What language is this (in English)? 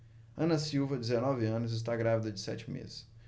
Portuguese